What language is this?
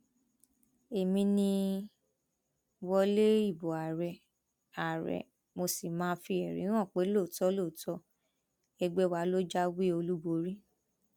Yoruba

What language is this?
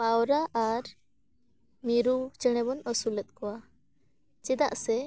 Santali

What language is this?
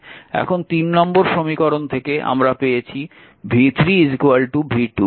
Bangla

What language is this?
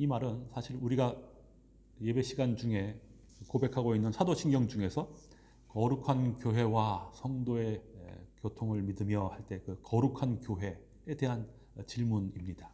Korean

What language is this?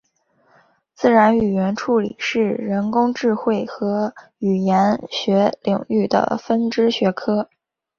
Chinese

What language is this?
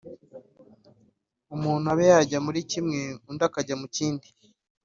Kinyarwanda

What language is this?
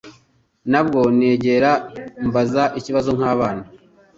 Kinyarwanda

